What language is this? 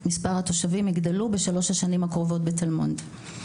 Hebrew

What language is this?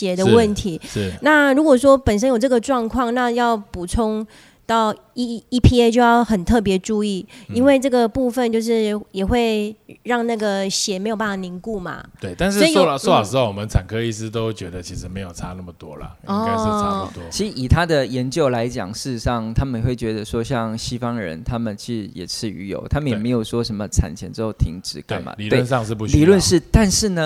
Chinese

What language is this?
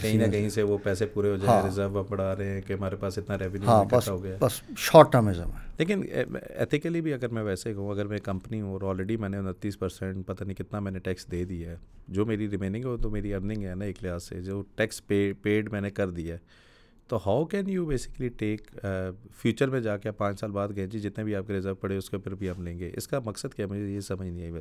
Urdu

